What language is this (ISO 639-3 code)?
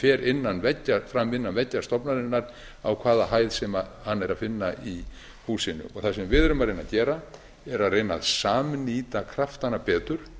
isl